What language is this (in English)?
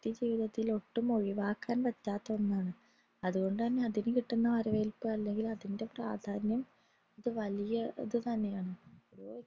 Malayalam